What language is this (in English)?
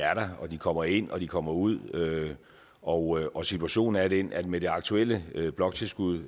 Danish